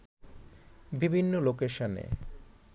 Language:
Bangla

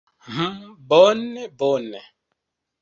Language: Esperanto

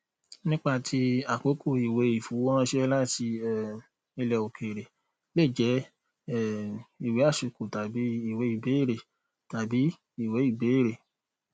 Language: Yoruba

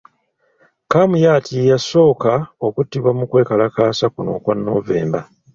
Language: Ganda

